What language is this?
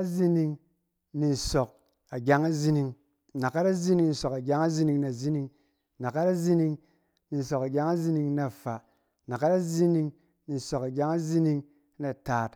Cen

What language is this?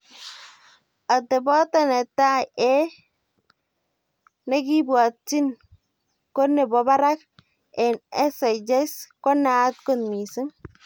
Kalenjin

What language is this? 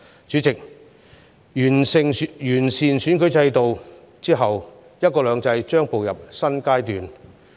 Cantonese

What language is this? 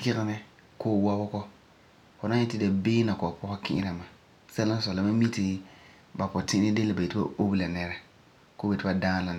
Frafra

